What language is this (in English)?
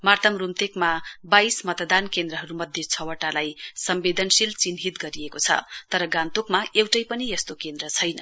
Nepali